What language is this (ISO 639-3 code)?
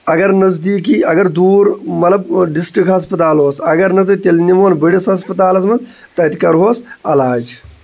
kas